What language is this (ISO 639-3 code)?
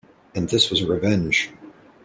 eng